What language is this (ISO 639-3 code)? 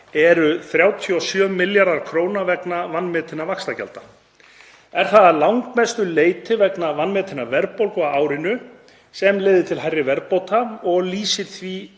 isl